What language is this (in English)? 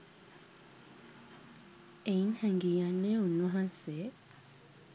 Sinhala